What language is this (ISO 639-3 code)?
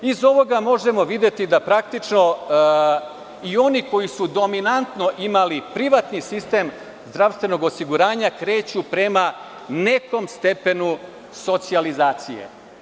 srp